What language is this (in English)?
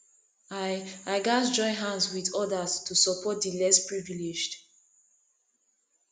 Nigerian Pidgin